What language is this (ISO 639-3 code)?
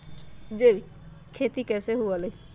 mag